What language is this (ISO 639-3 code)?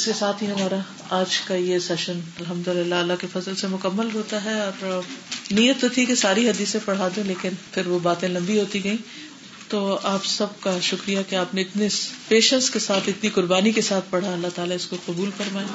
urd